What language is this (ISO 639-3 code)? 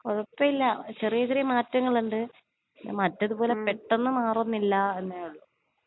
mal